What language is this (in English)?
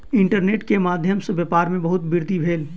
Maithili